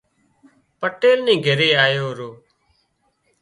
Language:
Wadiyara Koli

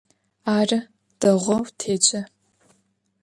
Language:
Adyghe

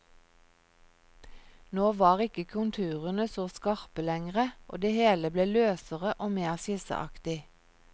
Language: Norwegian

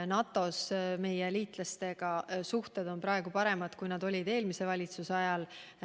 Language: Estonian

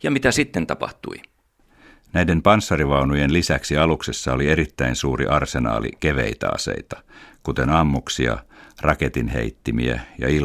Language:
Finnish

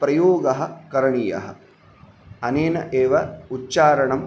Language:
Sanskrit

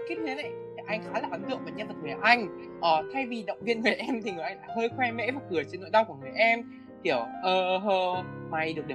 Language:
Vietnamese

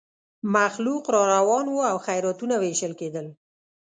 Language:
Pashto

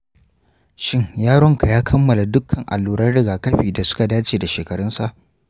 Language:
Hausa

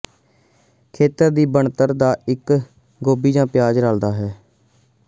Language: Punjabi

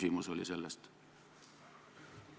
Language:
Estonian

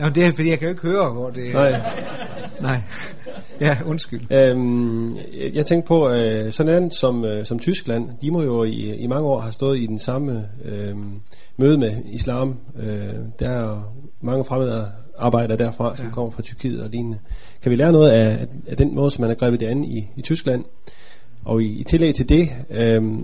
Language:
Danish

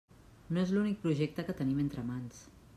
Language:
Catalan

